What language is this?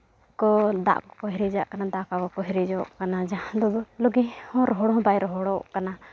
Santali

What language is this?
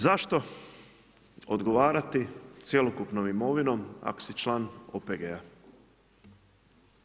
Croatian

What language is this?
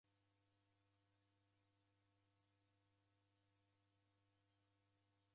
Taita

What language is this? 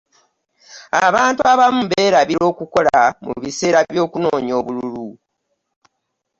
Ganda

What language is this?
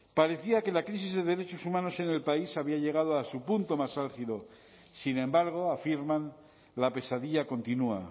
Spanish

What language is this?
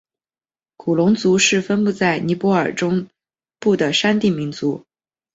Chinese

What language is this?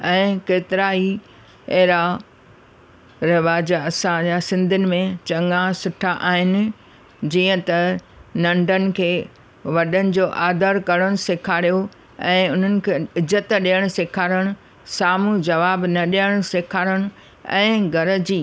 Sindhi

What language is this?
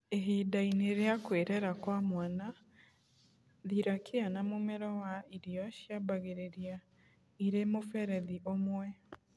Kikuyu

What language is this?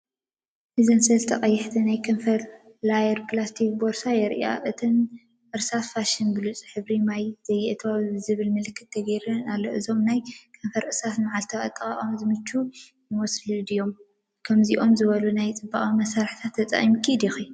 Tigrinya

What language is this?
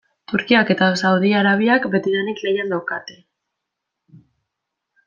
Basque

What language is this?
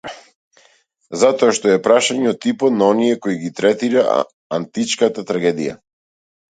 Macedonian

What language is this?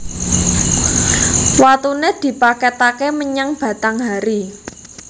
Javanese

